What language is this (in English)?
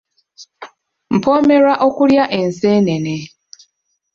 Ganda